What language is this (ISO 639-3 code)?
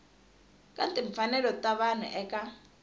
tso